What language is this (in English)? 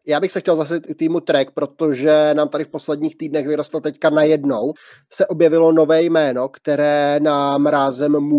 Czech